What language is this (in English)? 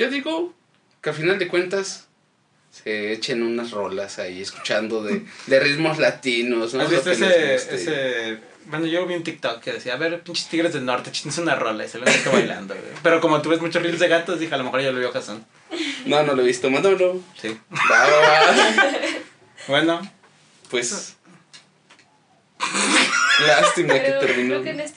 Spanish